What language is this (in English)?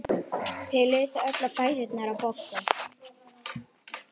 Icelandic